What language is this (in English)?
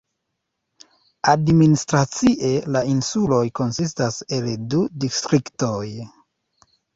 Esperanto